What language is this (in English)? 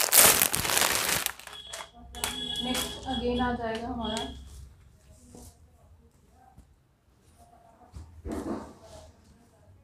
Hindi